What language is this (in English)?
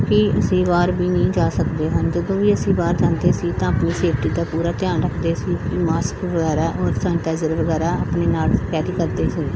Punjabi